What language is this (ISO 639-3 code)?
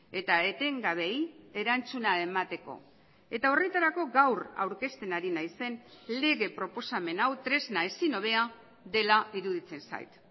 eus